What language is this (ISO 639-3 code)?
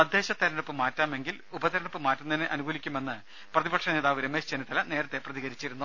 mal